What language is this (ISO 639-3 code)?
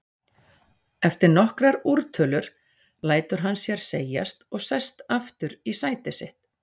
isl